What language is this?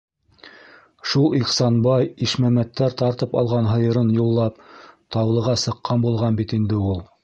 Bashkir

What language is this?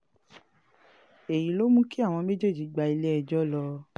Yoruba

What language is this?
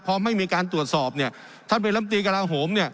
Thai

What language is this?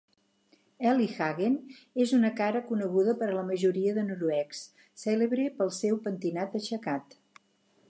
Catalan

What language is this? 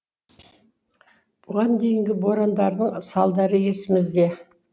Kazakh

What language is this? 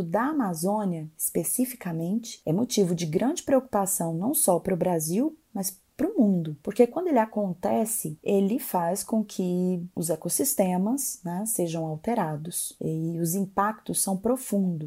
Portuguese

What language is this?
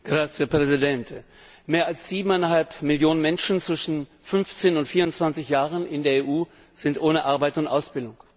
German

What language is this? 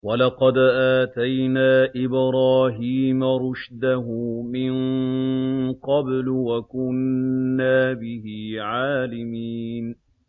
Arabic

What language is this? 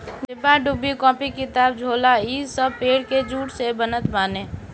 Bhojpuri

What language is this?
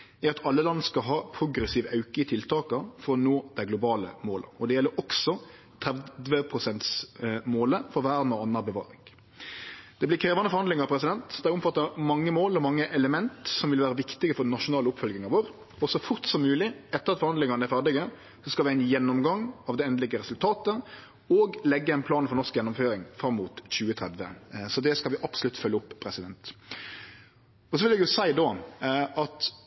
Norwegian Nynorsk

